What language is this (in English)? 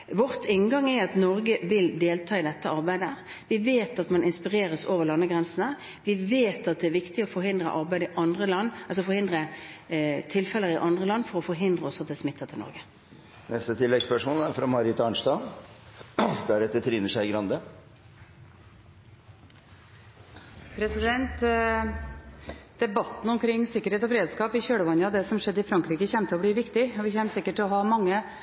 Norwegian